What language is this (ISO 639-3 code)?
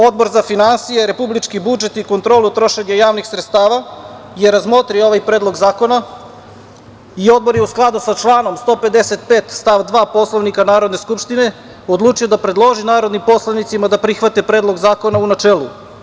srp